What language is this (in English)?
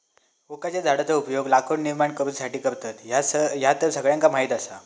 Marathi